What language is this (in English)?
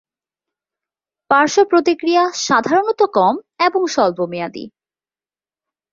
Bangla